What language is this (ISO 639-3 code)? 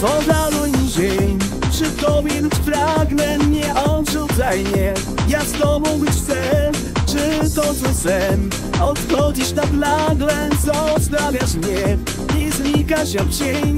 pol